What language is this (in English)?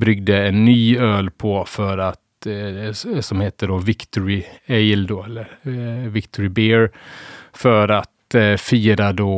Swedish